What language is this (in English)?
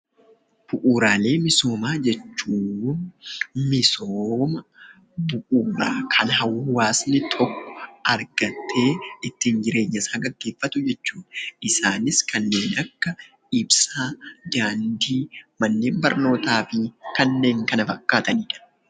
Oromo